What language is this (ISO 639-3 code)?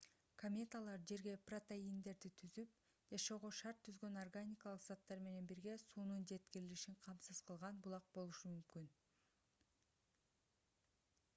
kir